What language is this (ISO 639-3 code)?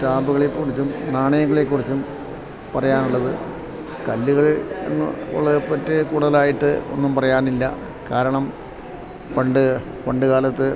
mal